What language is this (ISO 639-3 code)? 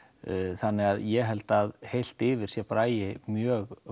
isl